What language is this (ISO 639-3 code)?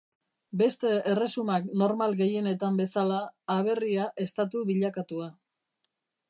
eus